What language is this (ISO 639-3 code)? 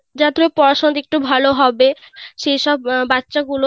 ben